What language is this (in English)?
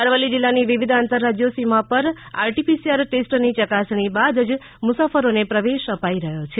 Gujarati